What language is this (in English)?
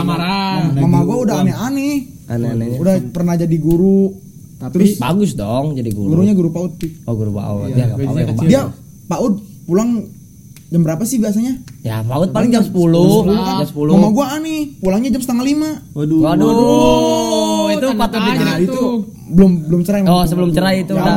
Indonesian